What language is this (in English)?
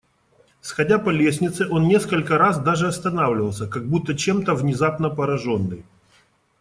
Russian